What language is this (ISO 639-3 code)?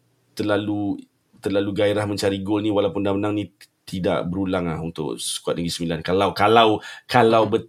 msa